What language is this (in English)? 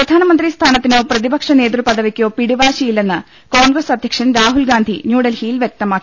Malayalam